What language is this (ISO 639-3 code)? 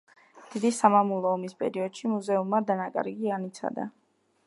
kat